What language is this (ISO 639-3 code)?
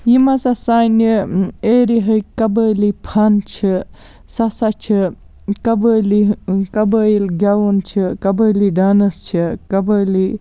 kas